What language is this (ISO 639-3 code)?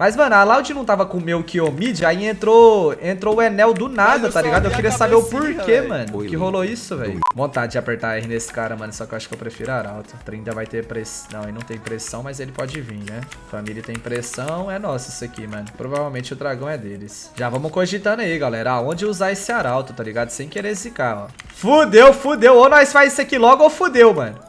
por